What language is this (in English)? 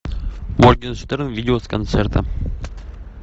Russian